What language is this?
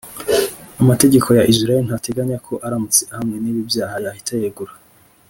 Kinyarwanda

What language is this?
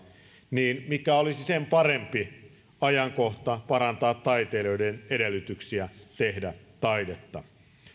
Finnish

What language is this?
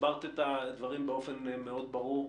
Hebrew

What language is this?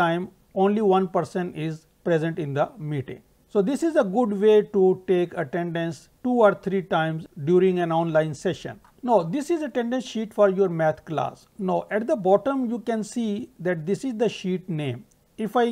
English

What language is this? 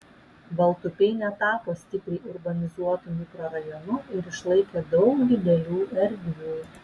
Lithuanian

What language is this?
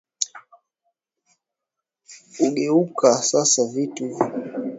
Swahili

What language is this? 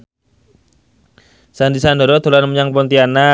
Javanese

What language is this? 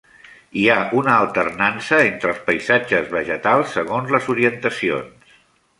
Catalan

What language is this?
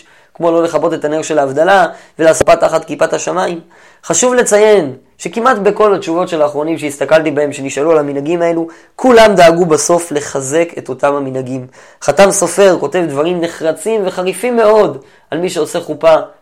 Hebrew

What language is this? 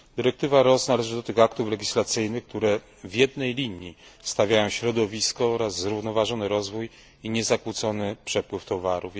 Polish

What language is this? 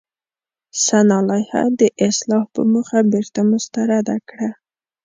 Pashto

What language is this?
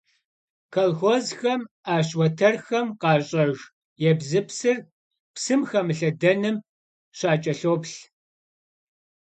Kabardian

